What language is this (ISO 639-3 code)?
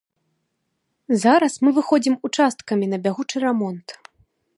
bel